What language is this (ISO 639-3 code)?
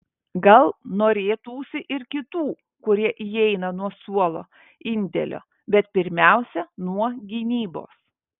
lit